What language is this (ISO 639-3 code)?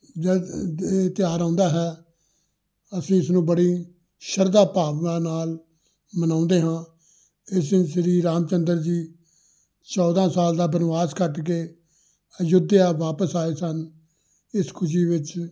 pan